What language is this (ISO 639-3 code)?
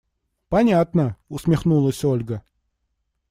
rus